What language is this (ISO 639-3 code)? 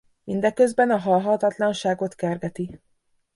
hun